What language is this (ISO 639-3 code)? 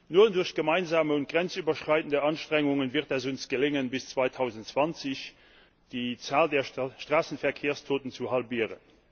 deu